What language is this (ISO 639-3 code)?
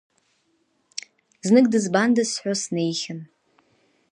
abk